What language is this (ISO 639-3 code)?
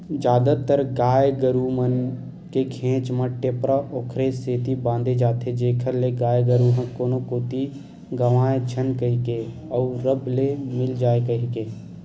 hne